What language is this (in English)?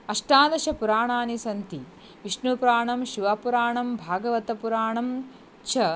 Sanskrit